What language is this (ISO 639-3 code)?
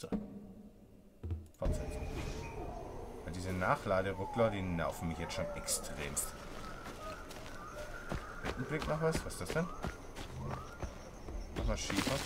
deu